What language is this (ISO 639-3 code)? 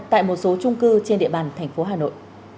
vie